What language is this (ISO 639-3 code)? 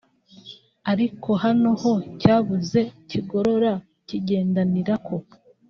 kin